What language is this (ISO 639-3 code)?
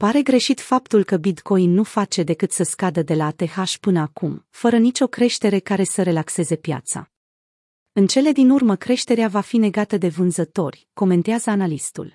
ron